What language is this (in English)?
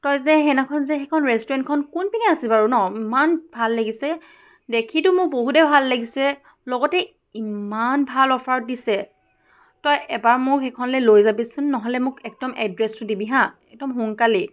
Assamese